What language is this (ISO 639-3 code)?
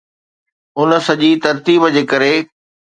snd